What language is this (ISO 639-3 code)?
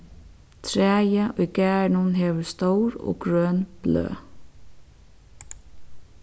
fao